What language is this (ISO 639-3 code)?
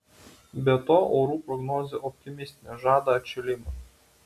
lit